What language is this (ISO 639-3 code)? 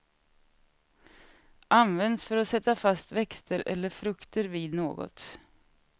swe